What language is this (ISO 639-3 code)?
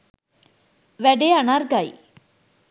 sin